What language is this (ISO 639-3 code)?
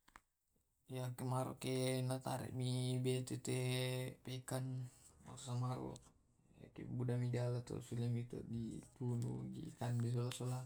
rob